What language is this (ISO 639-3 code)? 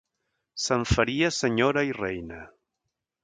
cat